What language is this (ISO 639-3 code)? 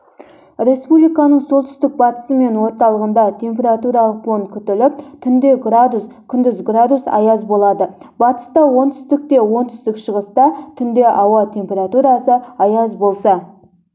kaz